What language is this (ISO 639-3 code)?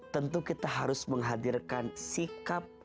ind